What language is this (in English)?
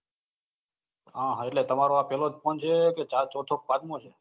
Gujarati